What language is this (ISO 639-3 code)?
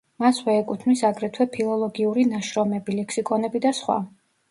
kat